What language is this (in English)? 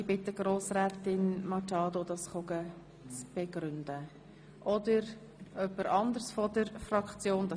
Swiss German